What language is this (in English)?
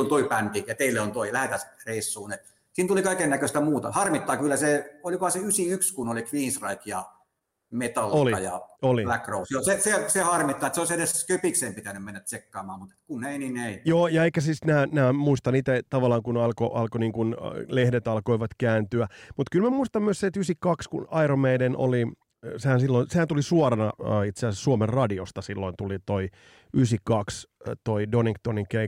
Finnish